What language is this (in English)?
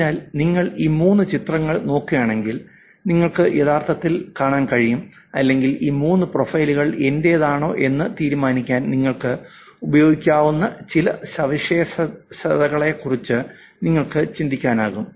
Malayalam